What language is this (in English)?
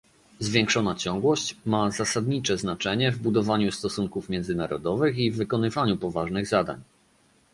Polish